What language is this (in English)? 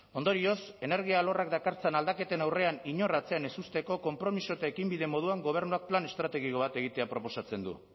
Basque